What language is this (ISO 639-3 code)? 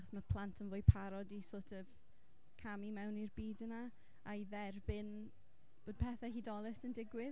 cym